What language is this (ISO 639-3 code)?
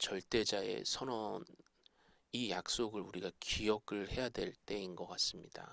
kor